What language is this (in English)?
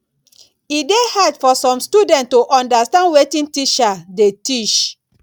Nigerian Pidgin